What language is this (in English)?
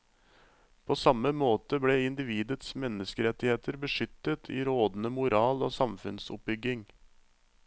Norwegian